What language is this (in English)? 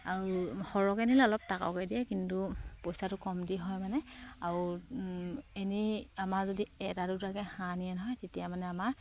Assamese